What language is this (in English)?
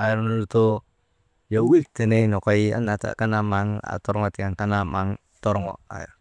Maba